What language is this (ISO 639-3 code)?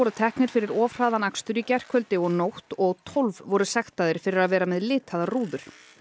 isl